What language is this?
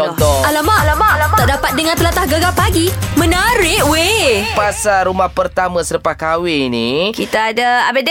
Malay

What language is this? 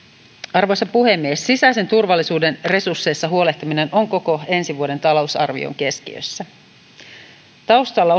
Finnish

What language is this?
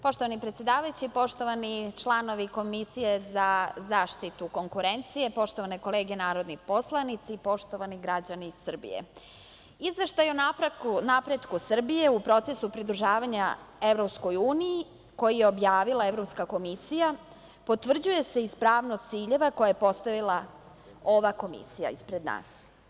Serbian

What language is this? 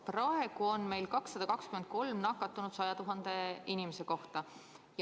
Estonian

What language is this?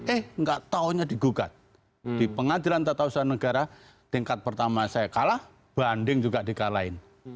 Indonesian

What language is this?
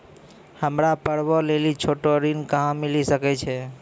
Maithili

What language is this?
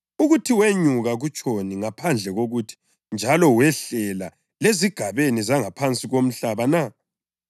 North Ndebele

